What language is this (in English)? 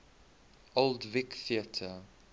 English